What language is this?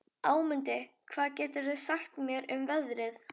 Icelandic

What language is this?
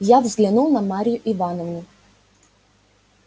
Russian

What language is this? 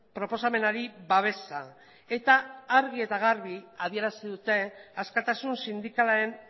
Basque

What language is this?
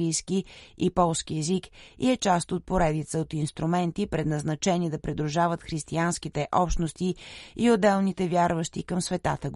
Bulgarian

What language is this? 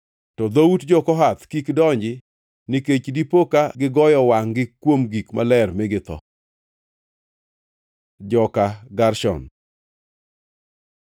Luo (Kenya and Tanzania)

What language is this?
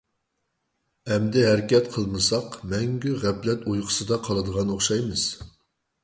Uyghur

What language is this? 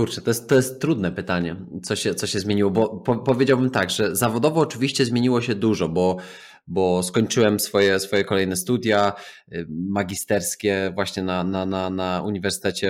Polish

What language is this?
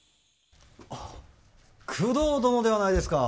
Japanese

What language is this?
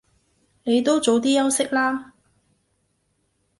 Cantonese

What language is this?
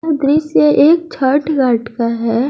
Hindi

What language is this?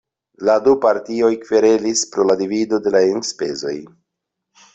Esperanto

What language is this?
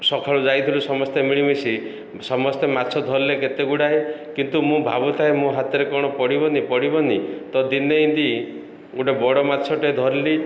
Odia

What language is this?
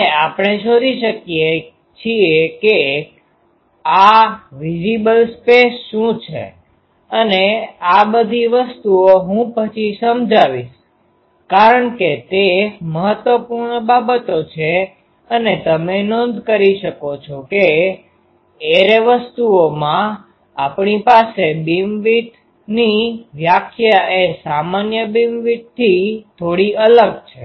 Gujarati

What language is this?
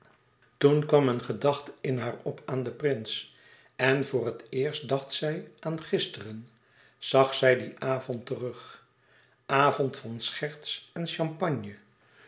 Dutch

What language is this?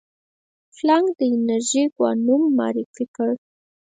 Pashto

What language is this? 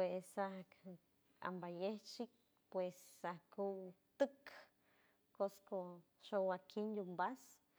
San Francisco Del Mar Huave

